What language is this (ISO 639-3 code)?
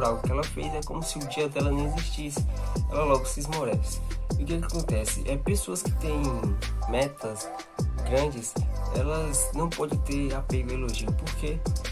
por